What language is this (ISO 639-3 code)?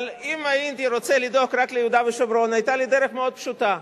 heb